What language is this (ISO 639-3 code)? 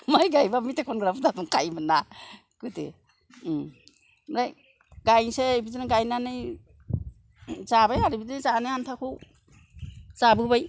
brx